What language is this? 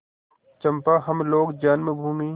Hindi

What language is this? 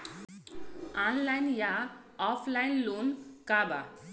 Bhojpuri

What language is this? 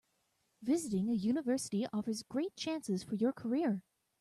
English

